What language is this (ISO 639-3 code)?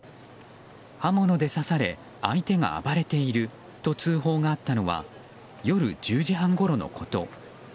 jpn